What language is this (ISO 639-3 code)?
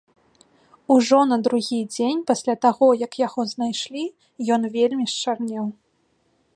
bel